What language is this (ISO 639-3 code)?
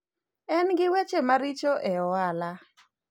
luo